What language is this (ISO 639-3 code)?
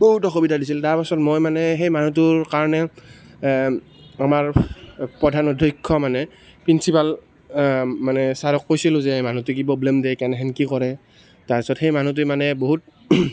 asm